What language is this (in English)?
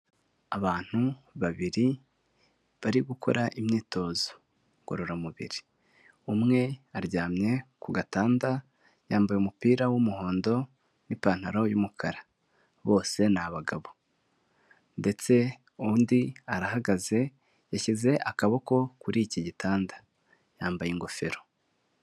Kinyarwanda